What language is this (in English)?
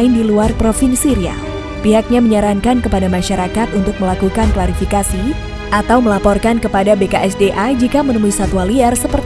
Indonesian